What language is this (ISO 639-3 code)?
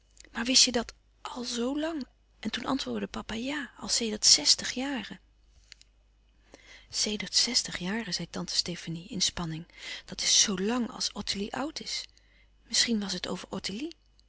nld